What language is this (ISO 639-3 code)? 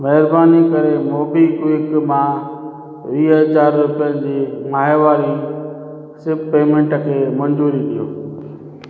snd